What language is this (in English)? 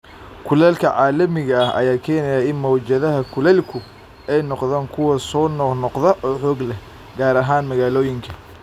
Somali